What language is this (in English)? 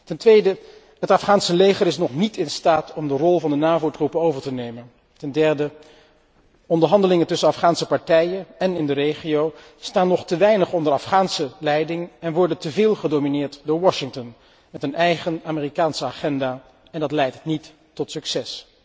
Dutch